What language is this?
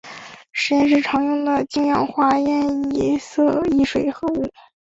Chinese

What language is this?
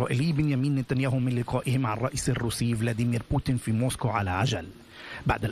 Arabic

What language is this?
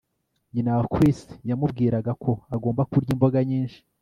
Kinyarwanda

